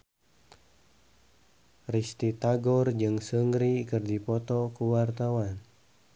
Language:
Sundanese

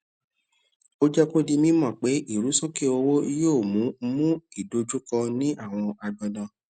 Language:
Yoruba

